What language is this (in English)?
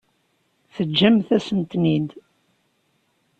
Kabyle